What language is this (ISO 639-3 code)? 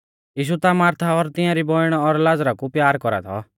bfz